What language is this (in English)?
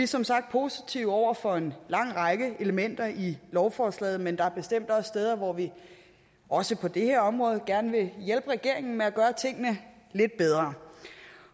Danish